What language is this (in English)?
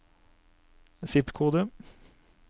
Norwegian